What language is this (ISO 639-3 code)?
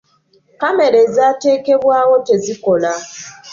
lug